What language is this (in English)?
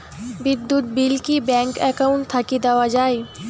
Bangla